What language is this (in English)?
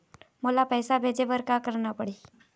Chhattisgarhi